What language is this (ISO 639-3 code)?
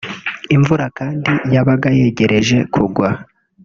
kin